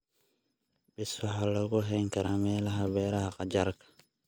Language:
Somali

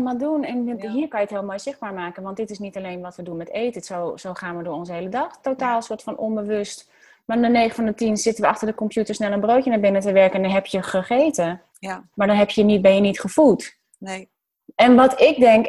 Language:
Dutch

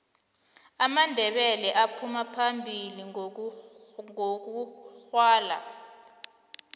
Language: South Ndebele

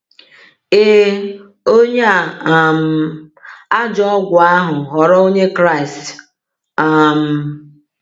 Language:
Igbo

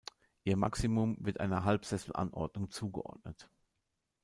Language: German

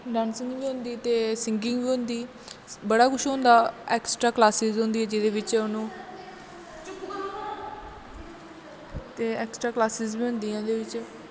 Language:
Dogri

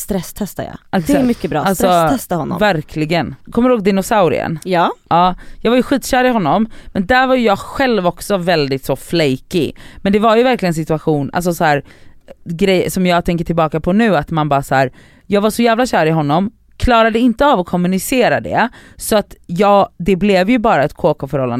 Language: Swedish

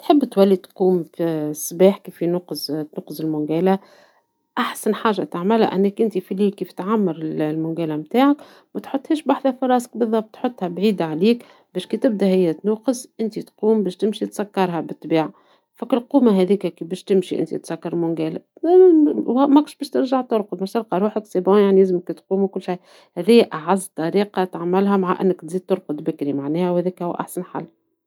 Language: Tunisian Arabic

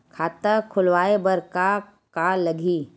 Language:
Chhattisgarhi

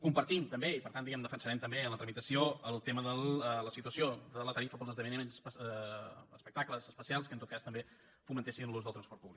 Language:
Catalan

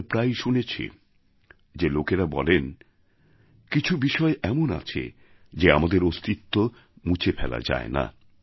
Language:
Bangla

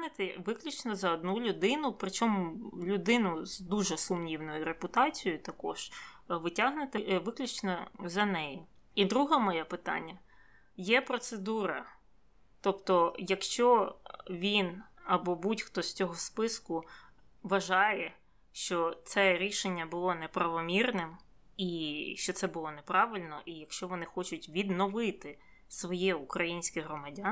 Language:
Ukrainian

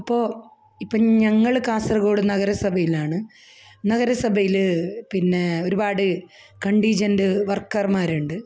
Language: Malayalam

